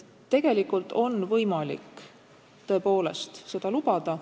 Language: Estonian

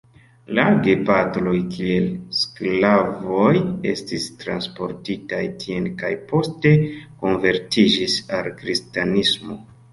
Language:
Esperanto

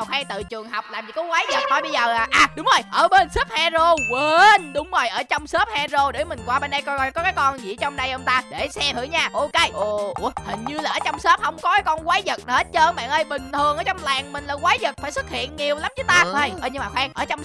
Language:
Vietnamese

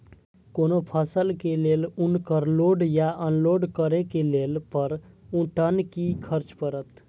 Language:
Maithili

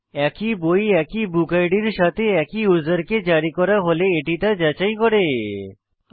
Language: Bangla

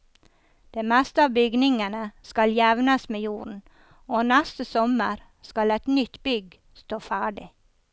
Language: Norwegian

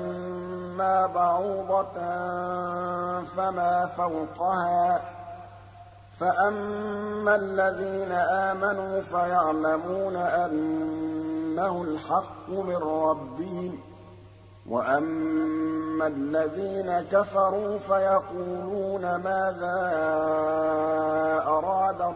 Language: Arabic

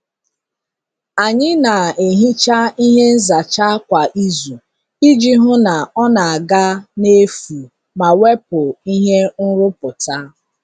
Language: Igbo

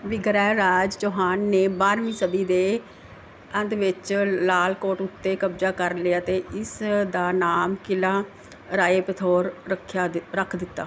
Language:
Punjabi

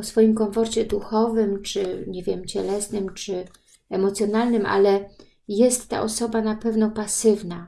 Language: Polish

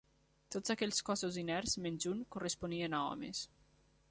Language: Catalan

